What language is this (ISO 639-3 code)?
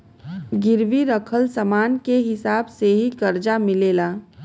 bho